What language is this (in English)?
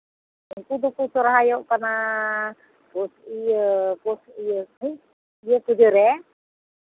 Santali